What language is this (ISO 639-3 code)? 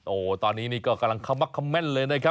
tha